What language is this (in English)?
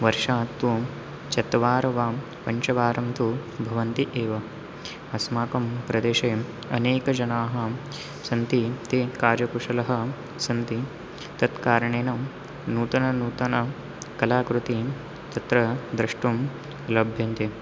Sanskrit